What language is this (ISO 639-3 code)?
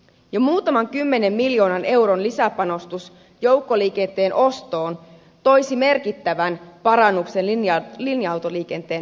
fin